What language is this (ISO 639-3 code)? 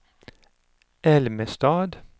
swe